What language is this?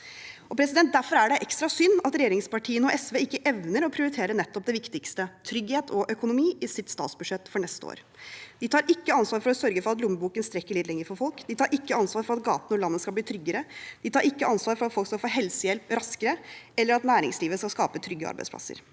Norwegian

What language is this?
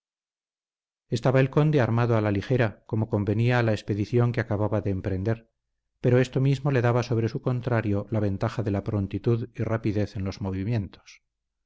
Spanish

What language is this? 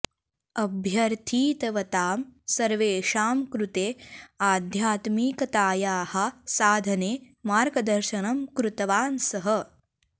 Sanskrit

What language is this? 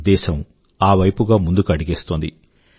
Telugu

